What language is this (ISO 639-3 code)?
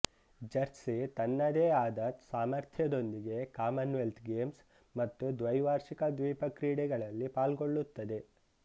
kan